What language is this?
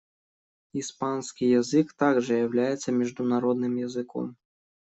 Russian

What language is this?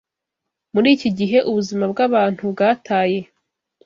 Kinyarwanda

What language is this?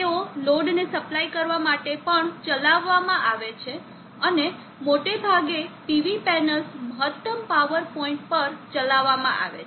Gujarati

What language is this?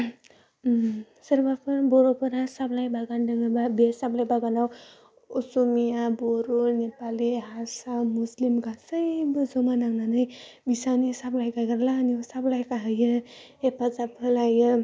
Bodo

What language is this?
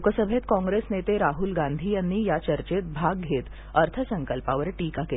Marathi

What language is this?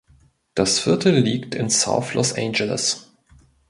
German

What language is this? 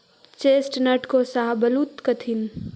Magahi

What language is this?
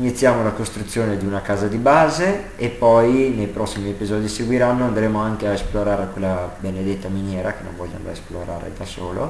Italian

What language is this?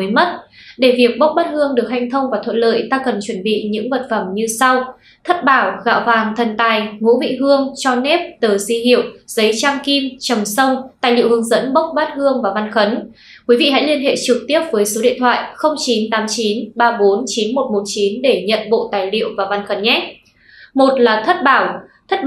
Vietnamese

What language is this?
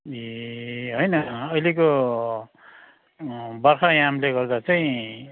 Nepali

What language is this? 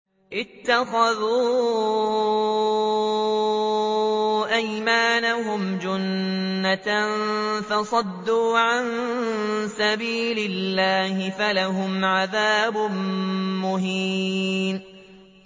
Arabic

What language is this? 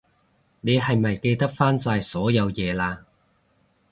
Cantonese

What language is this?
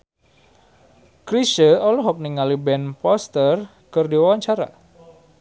Sundanese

